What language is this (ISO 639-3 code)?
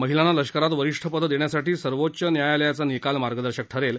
mar